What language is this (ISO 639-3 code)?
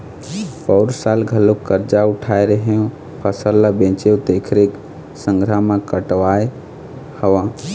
hne